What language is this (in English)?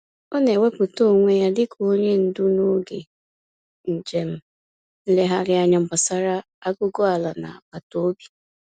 Igbo